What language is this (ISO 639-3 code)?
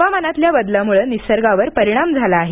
mar